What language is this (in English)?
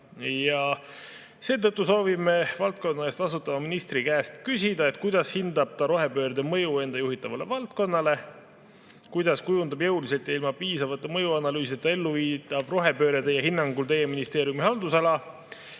Estonian